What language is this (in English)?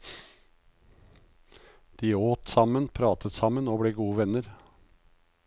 Norwegian